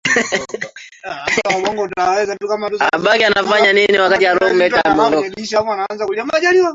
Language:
Swahili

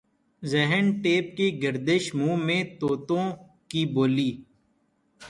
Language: Urdu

